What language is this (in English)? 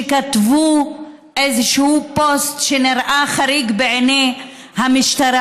Hebrew